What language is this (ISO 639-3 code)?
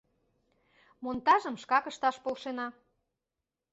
chm